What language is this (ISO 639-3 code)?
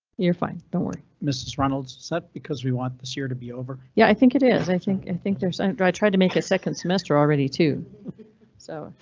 eng